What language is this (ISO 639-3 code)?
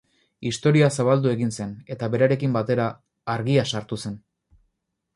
eus